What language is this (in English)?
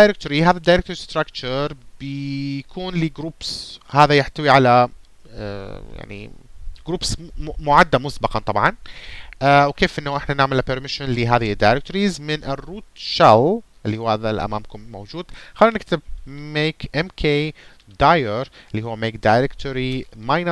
Arabic